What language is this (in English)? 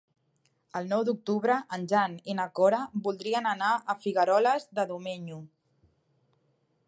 Catalan